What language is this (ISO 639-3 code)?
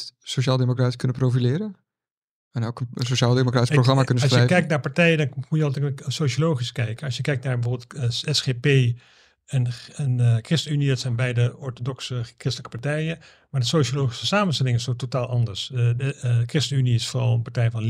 nld